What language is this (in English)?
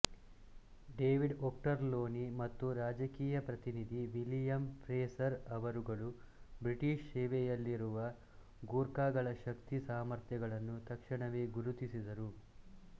Kannada